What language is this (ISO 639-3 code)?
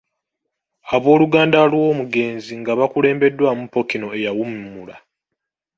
lug